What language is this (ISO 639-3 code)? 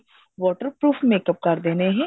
pan